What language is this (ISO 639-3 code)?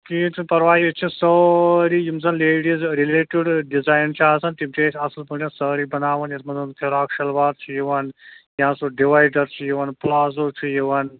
kas